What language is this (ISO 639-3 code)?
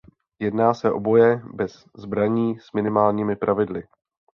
ces